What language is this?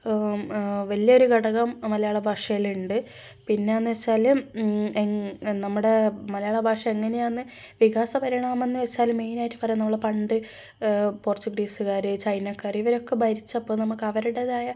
Malayalam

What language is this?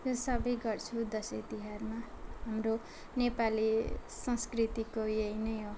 Nepali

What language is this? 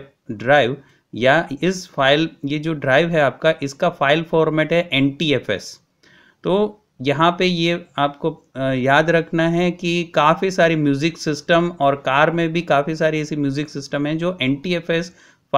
Hindi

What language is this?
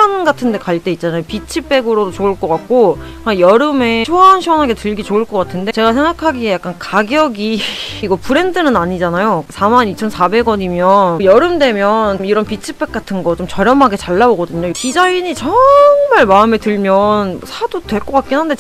Korean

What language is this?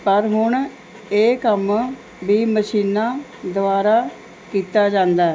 Punjabi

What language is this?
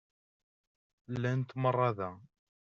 Kabyle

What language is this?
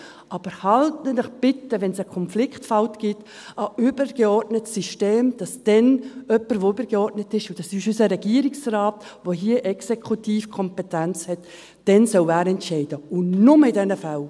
Swiss German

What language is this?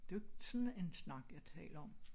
Danish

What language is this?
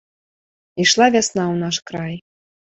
Belarusian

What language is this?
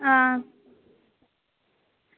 Dogri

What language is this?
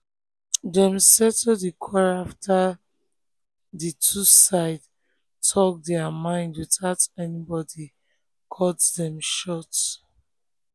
Nigerian Pidgin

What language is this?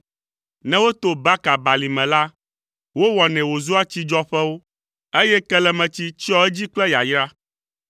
Ewe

